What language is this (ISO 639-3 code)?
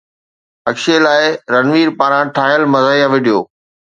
snd